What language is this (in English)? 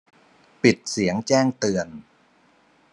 Thai